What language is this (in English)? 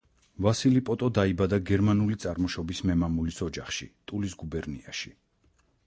Georgian